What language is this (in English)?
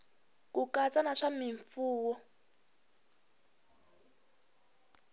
Tsonga